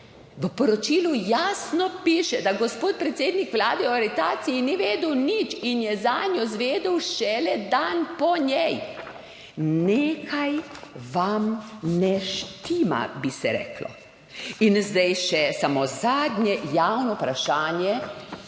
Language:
Slovenian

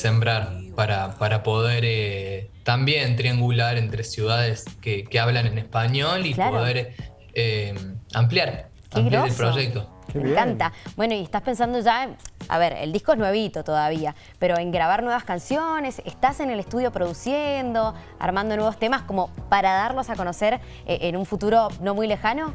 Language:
Spanish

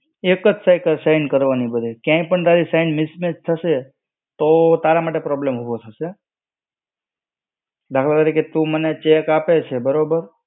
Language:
Gujarati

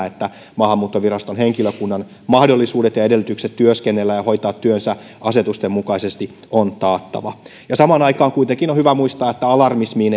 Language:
Finnish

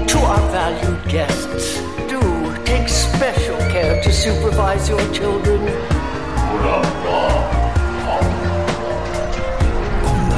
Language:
Dutch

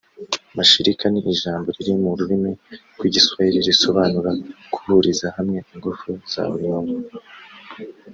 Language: Kinyarwanda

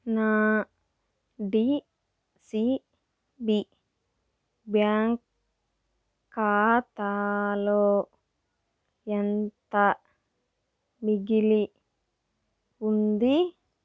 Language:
Telugu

